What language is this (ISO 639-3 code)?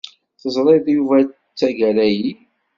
kab